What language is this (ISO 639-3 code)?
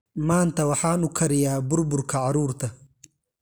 som